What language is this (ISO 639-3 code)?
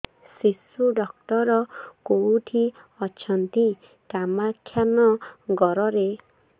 ori